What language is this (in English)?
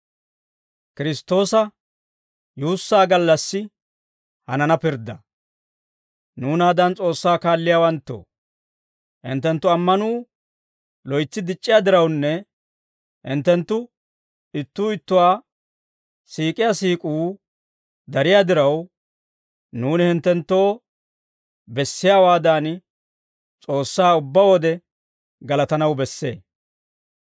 Dawro